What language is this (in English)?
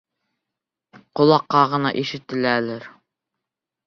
Bashkir